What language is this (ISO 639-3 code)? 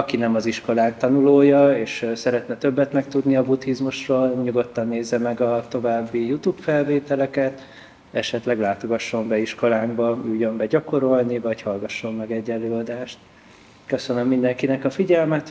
hun